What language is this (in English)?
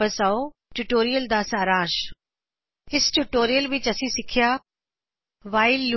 Punjabi